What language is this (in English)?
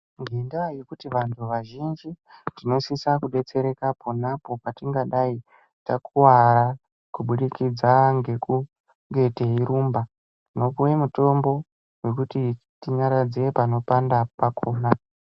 Ndau